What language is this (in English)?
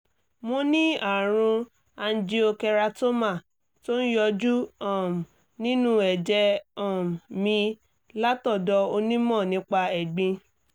Yoruba